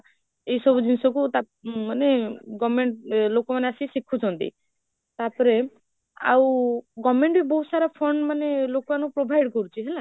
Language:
Odia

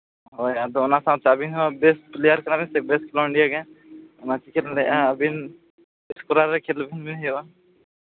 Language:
Santali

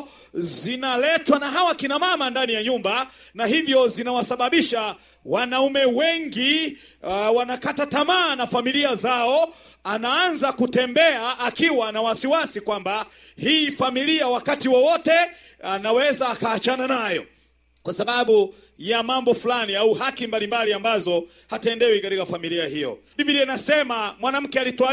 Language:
Swahili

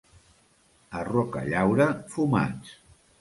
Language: Catalan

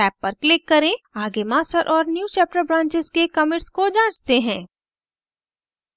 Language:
Hindi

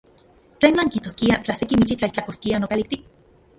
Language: Central Puebla Nahuatl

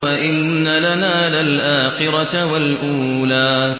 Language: Arabic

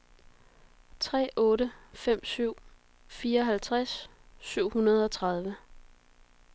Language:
Danish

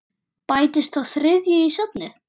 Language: Icelandic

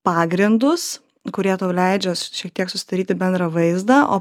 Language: Lithuanian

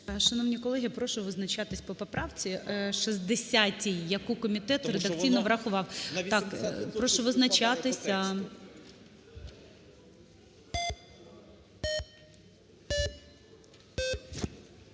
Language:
Ukrainian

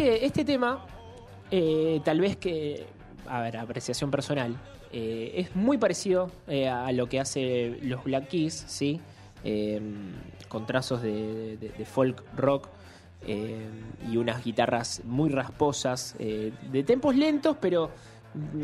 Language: Spanish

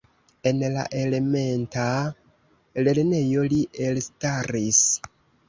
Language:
Esperanto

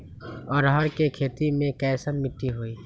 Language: Magahi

